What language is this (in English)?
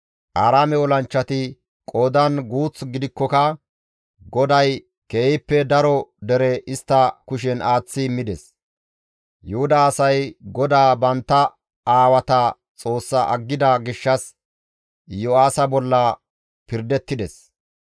Gamo